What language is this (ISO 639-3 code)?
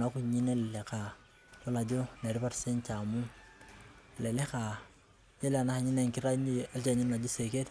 mas